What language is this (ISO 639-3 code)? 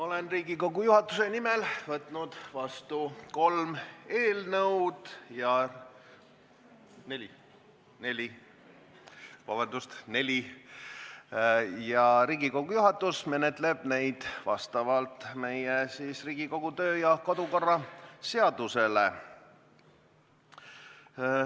est